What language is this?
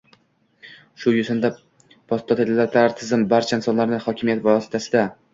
Uzbek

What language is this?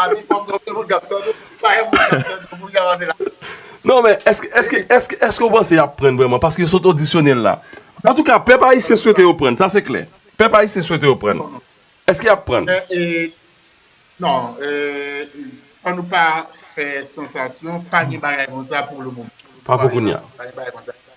French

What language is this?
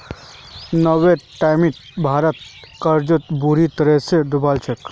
Magahi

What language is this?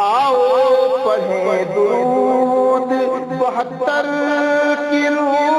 Urdu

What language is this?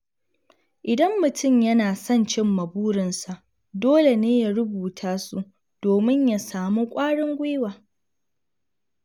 Hausa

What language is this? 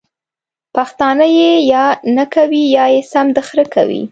Pashto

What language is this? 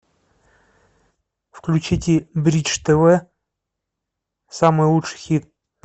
Russian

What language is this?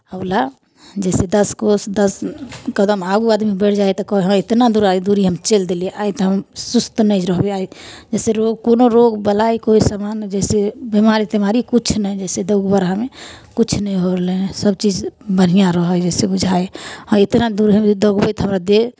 Maithili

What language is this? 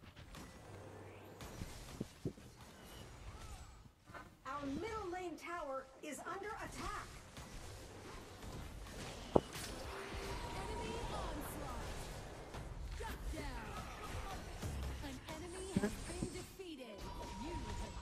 Vietnamese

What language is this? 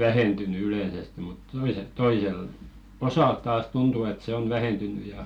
Finnish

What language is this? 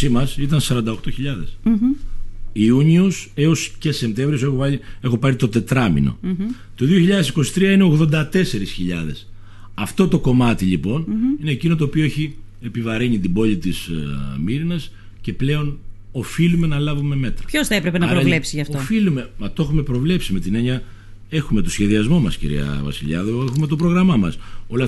Greek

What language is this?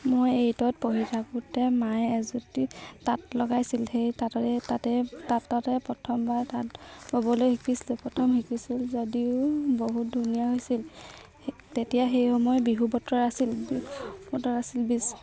Assamese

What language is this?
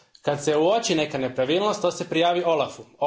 Croatian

